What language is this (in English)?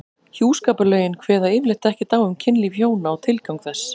Icelandic